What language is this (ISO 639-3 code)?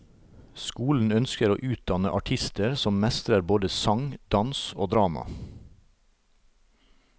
nor